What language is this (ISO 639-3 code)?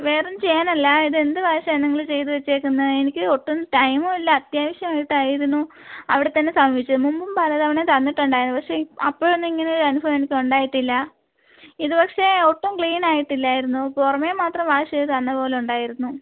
mal